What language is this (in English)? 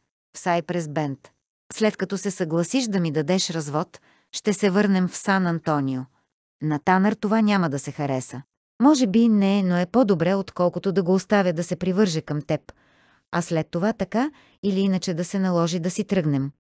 Bulgarian